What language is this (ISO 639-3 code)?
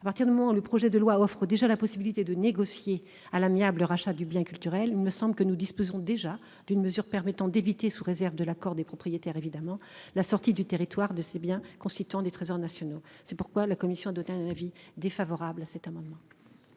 fra